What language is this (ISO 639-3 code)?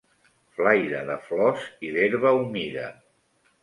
cat